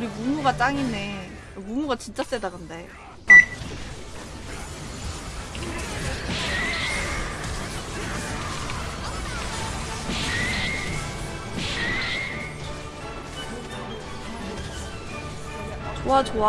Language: Korean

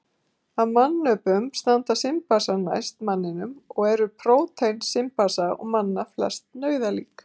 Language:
Icelandic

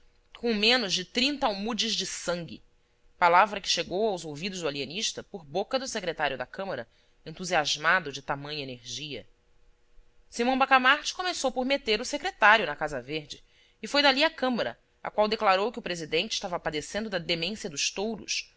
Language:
Portuguese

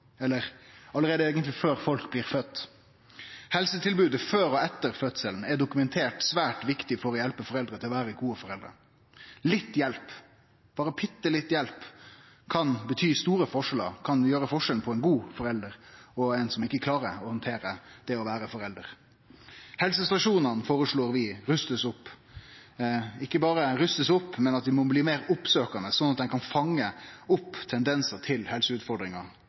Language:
Norwegian Nynorsk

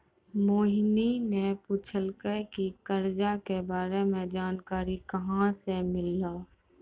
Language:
Maithili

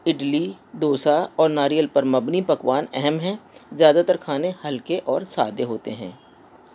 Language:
Urdu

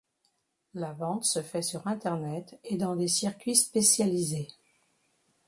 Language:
French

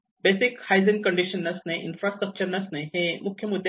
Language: Marathi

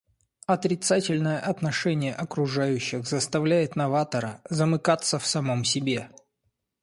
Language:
Russian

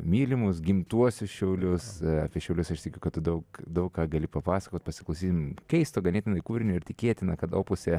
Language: Lithuanian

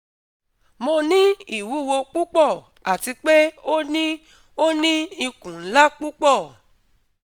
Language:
Yoruba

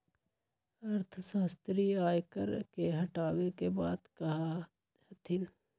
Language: Magahi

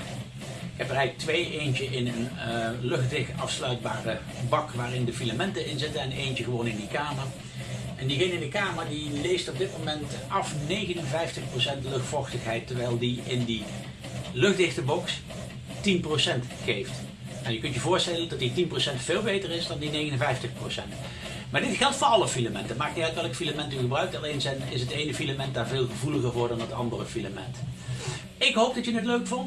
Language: Dutch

